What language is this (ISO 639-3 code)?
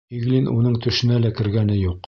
bak